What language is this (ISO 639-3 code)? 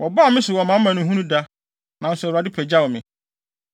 aka